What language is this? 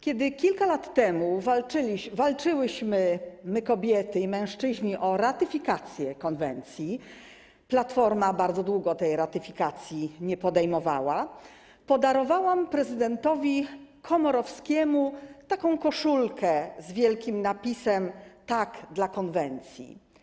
Polish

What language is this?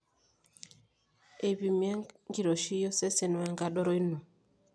Masai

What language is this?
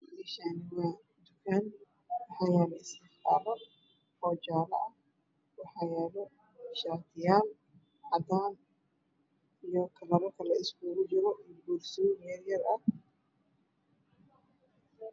Somali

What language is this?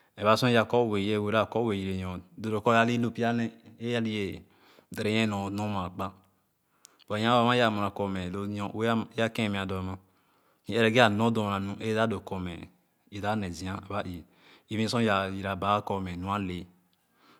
Khana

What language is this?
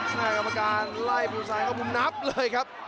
Thai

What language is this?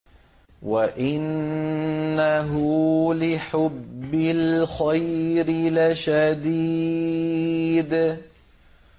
Arabic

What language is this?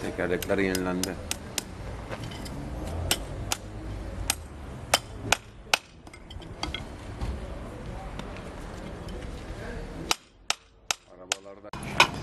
Turkish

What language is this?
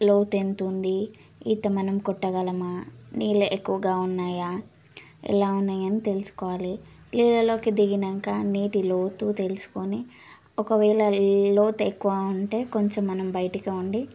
Telugu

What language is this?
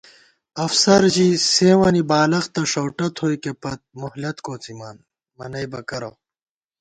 Gawar-Bati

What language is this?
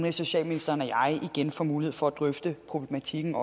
Danish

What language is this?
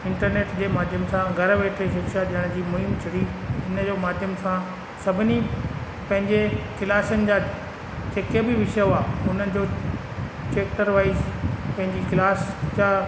Sindhi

